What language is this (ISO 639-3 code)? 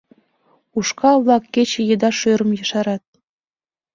chm